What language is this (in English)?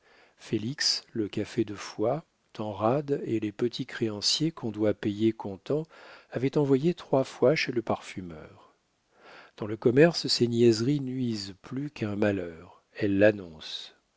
French